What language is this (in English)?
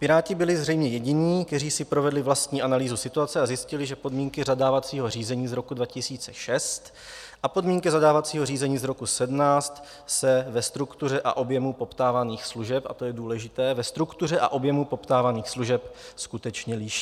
Czech